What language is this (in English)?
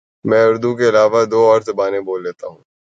Urdu